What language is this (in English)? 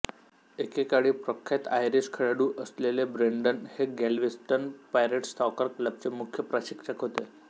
Marathi